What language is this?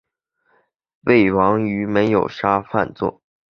Chinese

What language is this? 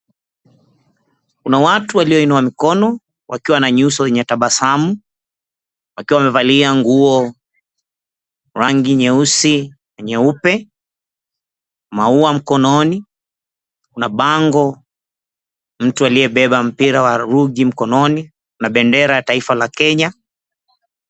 Swahili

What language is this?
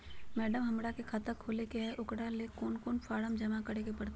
Magahi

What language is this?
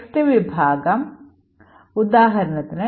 Malayalam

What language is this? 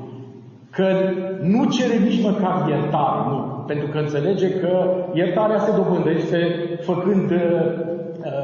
Romanian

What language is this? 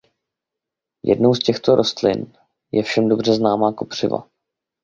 Czech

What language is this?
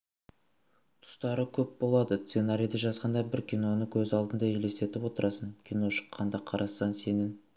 Kazakh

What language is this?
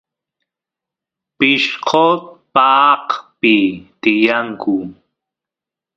Santiago del Estero Quichua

